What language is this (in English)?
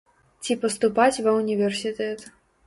Belarusian